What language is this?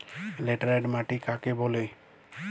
Bangla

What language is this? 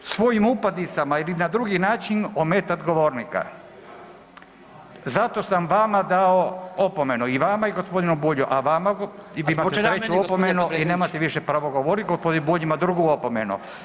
Croatian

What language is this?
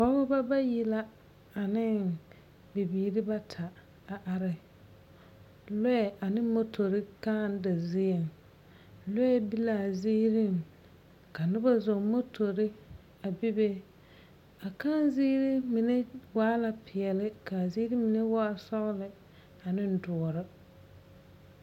Southern Dagaare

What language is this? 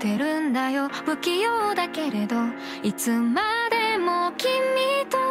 Japanese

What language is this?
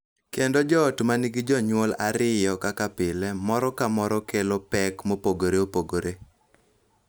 Luo (Kenya and Tanzania)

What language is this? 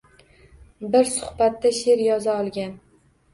Uzbek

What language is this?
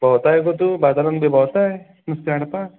Konkani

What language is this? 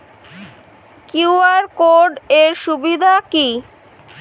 Bangla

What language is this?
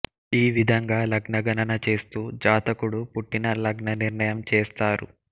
Telugu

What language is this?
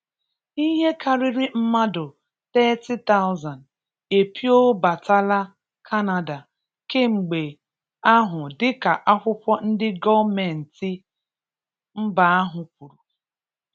Igbo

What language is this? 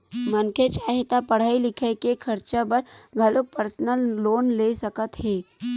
Chhattisgarhi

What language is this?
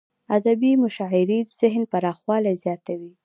Pashto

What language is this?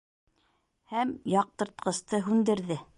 Bashkir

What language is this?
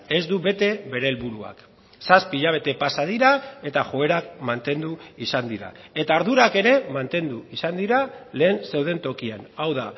Basque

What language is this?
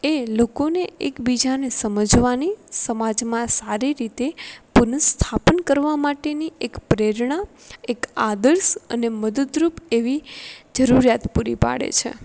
Gujarati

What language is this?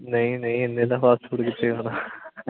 Punjabi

